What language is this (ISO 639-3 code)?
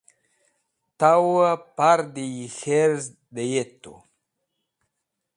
wbl